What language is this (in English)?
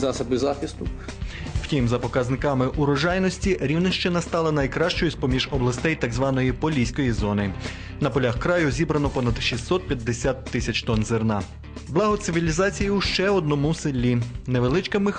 Ukrainian